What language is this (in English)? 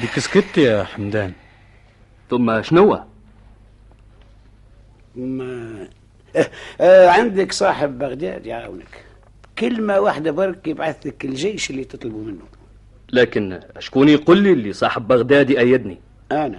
Arabic